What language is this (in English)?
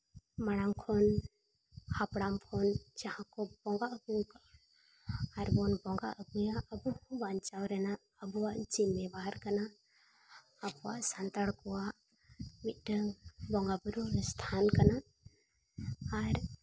Santali